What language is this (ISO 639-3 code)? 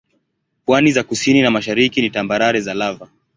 swa